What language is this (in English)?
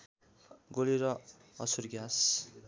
Nepali